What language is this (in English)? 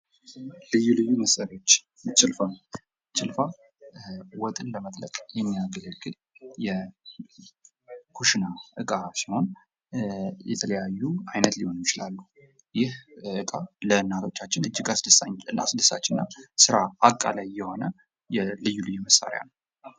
Amharic